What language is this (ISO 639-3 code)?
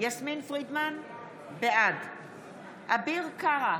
heb